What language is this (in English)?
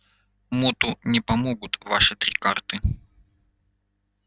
Russian